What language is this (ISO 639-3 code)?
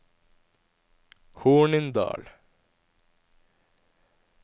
nor